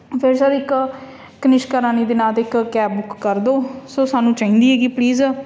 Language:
Punjabi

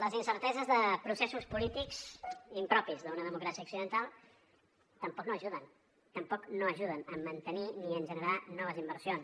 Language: Catalan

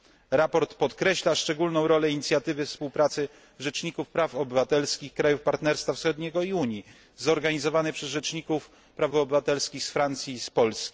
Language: Polish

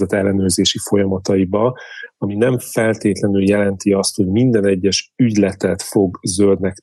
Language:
Hungarian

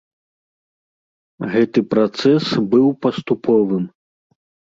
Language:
Belarusian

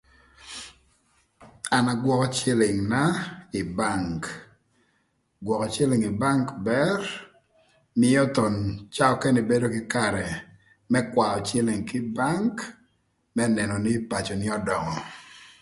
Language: Thur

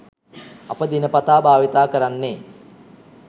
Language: Sinhala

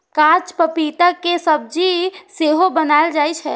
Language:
Maithili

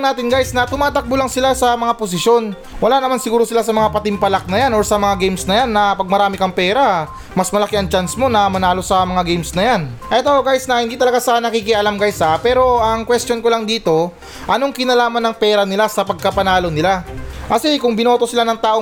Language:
Filipino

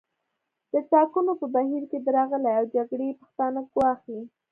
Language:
Pashto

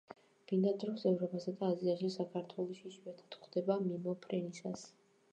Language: Georgian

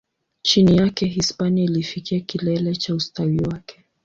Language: Swahili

